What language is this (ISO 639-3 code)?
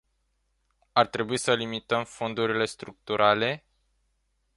ron